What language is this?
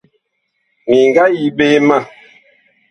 Bakoko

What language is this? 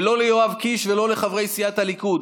Hebrew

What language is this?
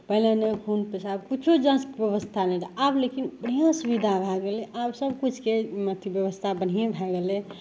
Maithili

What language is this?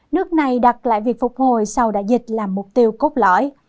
Vietnamese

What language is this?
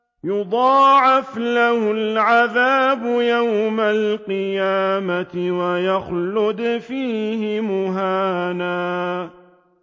Arabic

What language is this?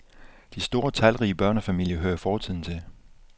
Danish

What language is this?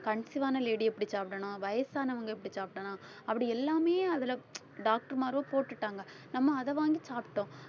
Tamil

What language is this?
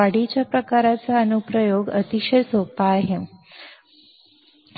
Marathi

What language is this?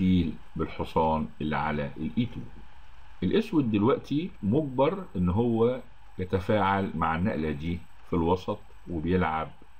Arabic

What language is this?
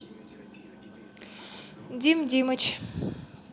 Russian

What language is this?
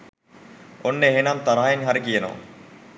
Sinhala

